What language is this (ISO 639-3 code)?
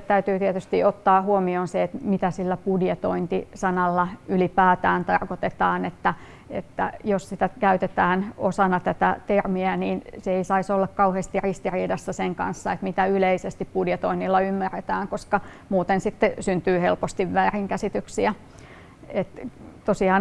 fin